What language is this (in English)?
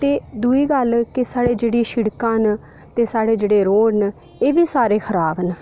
Dogri